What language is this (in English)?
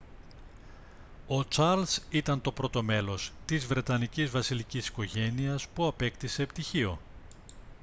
Greek